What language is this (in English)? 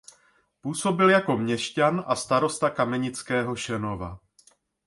Czech